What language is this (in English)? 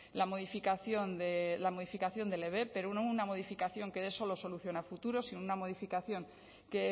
Spanish